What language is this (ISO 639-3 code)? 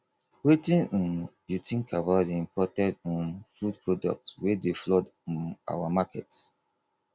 pcm